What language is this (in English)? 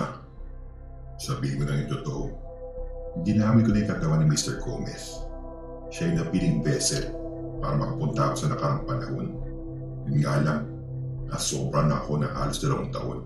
Filipino